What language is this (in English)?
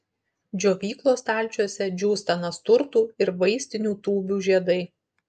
Lithuanian